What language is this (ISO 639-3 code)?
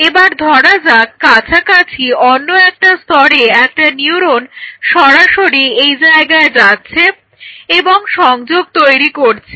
ben